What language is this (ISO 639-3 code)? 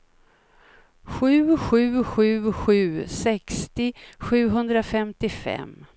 swe